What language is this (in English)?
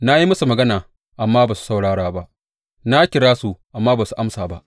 Hausa